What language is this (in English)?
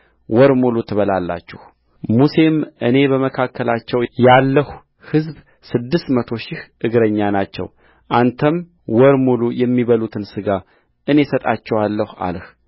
Amharic